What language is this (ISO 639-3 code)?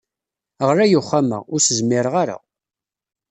kab